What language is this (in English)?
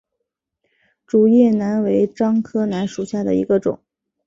Chinese